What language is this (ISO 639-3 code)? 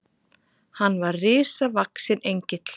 isl